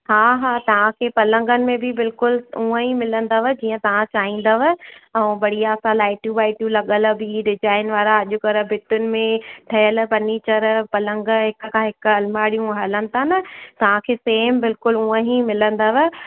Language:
Sindhi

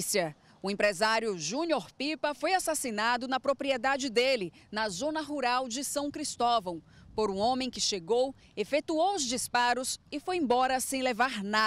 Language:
Portuguese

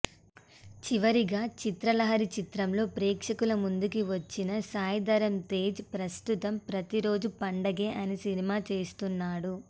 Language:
Telugu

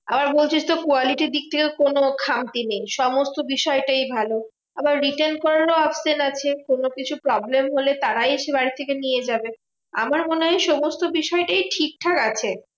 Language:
Bangla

